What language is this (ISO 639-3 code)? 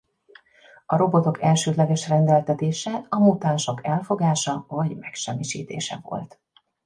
hun